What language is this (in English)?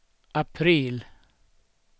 Swedish